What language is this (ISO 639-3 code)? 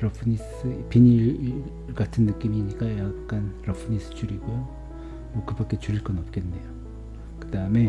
kor